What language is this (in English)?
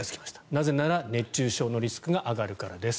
Japanese